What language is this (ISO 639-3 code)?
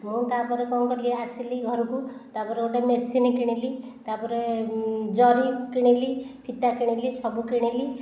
ori